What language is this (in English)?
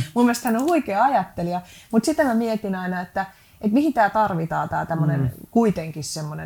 Finnish